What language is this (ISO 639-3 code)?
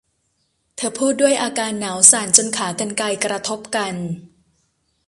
tha